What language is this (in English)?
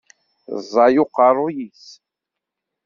Kabyle